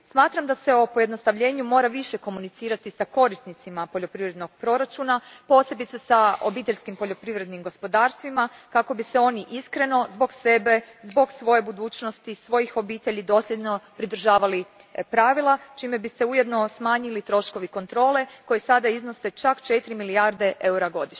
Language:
Croatian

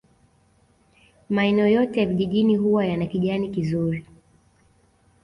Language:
Swahili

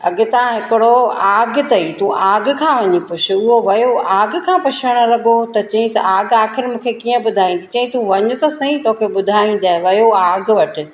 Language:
Sindhi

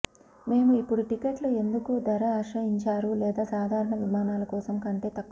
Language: Telugu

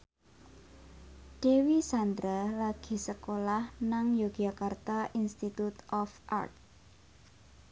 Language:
Javanese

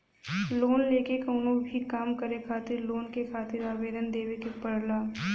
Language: Bhojpuri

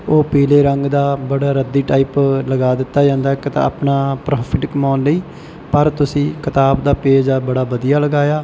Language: Punjabi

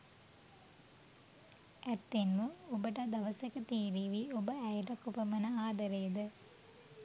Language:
Sinhala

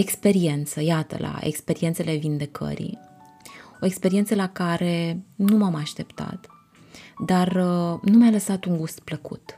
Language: Romanian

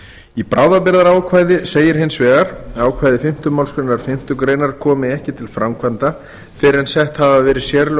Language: Icelandic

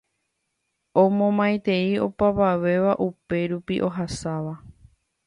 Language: Guarani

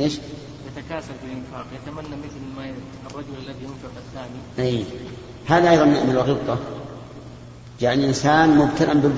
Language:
Arabic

